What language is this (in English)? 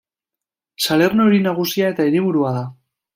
Basque